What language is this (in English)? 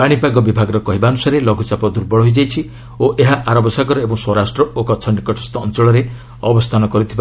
Odia